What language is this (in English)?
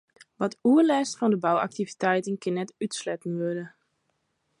Western Frisian